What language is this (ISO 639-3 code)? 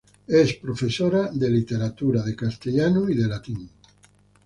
spa